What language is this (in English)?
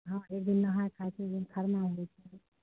Maithili